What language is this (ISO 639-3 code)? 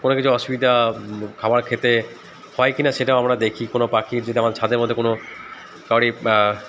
ben